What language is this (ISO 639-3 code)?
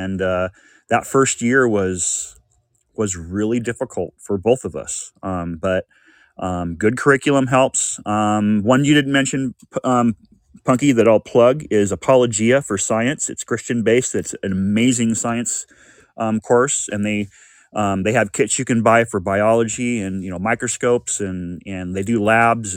eng